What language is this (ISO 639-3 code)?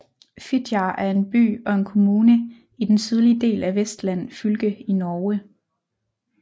dan